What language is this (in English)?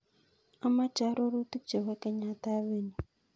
Kalenjin